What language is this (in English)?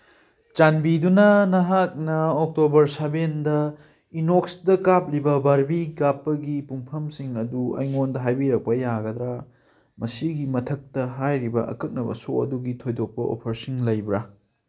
Manipuri